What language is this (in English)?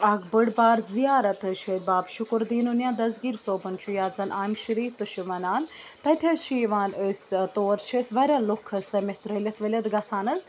Kashmiri